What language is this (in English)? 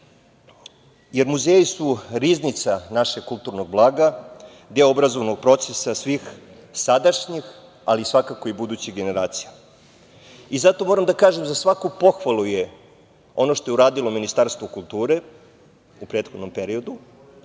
Serbian